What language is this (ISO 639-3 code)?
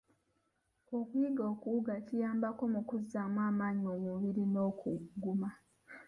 lug